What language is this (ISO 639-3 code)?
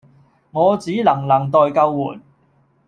yue